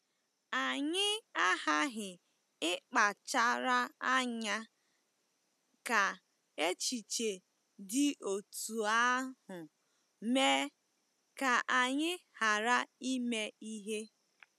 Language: Igbo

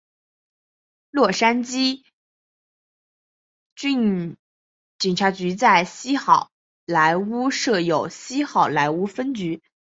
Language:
Chinese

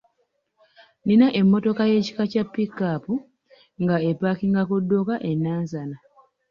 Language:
Ganda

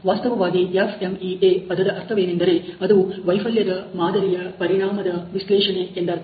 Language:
Kannada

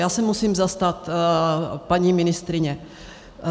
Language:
Czech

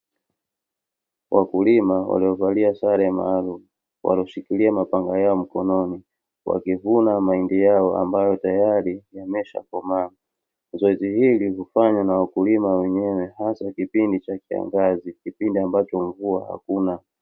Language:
Swahili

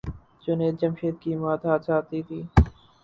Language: Urdu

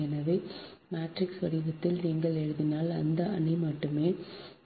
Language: Tamil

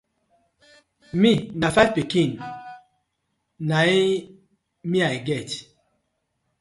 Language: Nigerian Pidgin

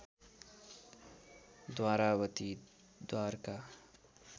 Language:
Nepali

